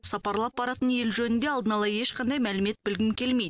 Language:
Kazakh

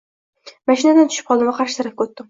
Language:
Uzbek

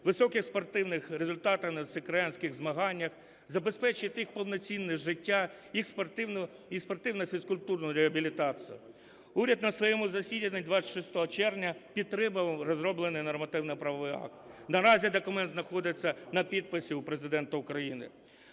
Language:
Ukrainian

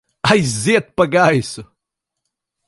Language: Latvian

